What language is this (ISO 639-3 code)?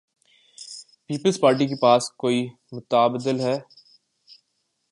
urd